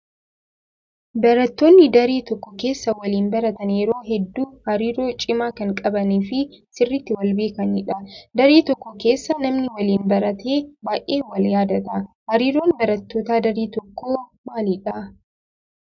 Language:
Oromo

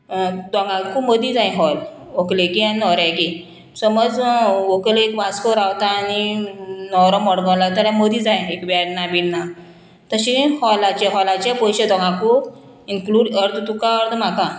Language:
Konkani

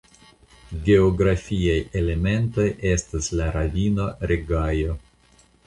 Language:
Esperanto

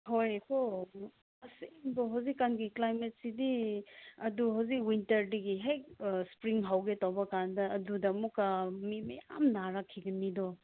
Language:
Manipuri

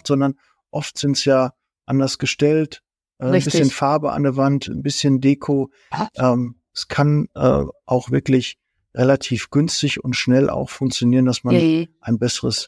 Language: German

